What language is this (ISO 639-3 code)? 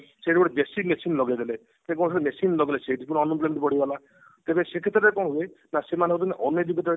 ori